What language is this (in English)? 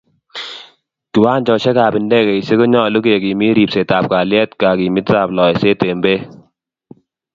Kalenjin